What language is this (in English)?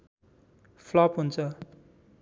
Nepali